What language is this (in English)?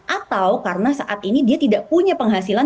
Indonesian